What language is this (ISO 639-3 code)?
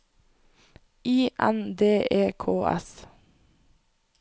nor